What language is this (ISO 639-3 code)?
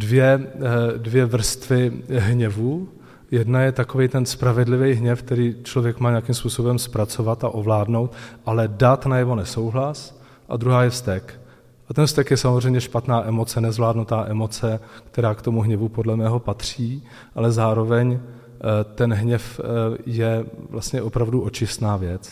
ces